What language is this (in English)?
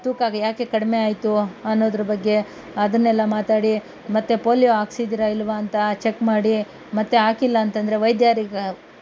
Kannada